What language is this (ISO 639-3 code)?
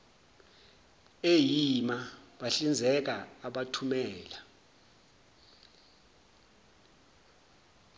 zul